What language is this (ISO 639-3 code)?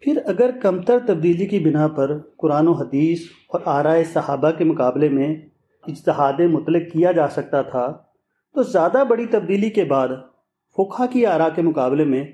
urd